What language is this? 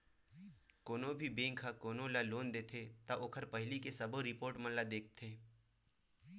Chhattisgarhi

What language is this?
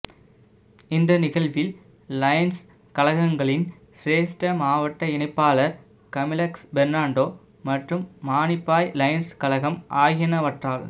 Tamil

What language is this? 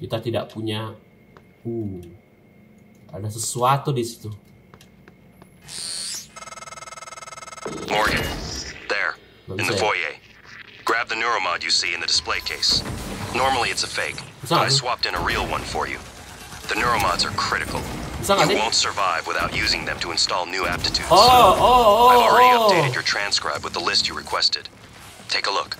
Indonesian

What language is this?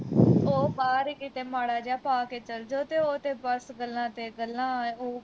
Punjabi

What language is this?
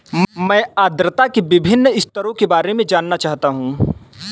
Hindi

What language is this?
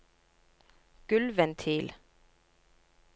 Norwegian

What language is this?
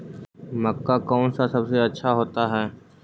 Magahi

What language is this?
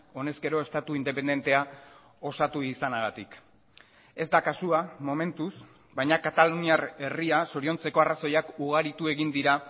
Basque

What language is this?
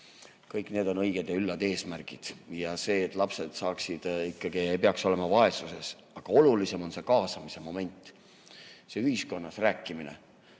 Estonian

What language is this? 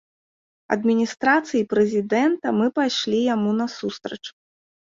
Belarusian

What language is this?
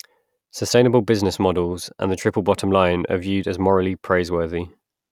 English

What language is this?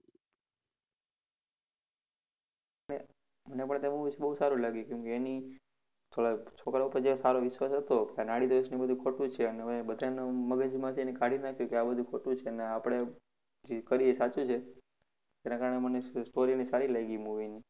Gujarati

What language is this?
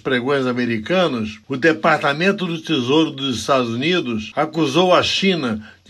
Portuguese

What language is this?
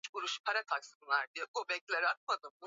Swahili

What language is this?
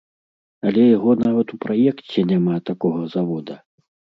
Belarusian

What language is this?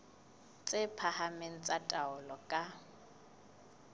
Southern Sotho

